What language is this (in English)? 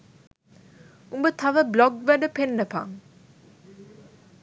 Sinhala